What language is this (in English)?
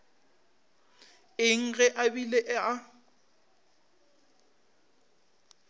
Northern Sotho